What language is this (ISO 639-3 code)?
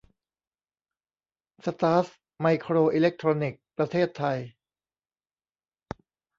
tha